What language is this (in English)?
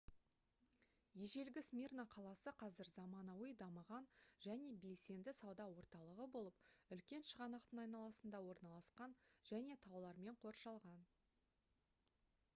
Kazakh